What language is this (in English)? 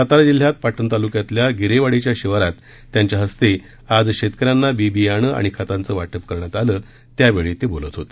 Marathi